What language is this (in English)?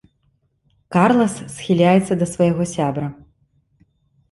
Belarusian